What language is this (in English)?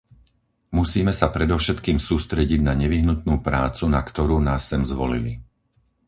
Slovak